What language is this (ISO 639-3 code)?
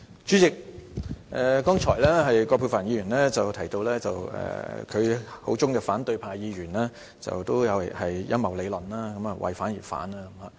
yue